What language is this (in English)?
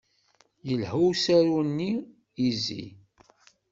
Kabyle